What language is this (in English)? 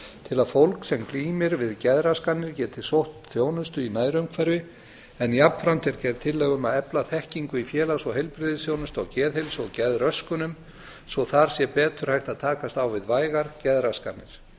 Icelandic